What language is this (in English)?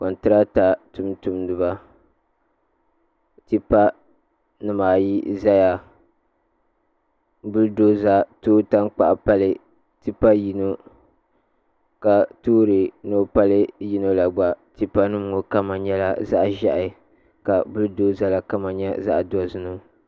Dagbani